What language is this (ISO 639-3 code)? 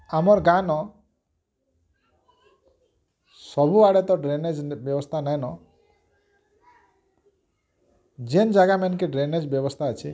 ori